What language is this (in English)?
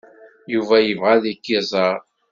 Kabyle